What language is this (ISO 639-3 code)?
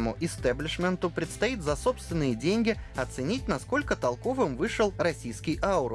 rus